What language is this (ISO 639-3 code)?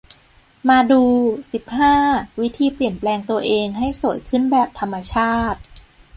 tha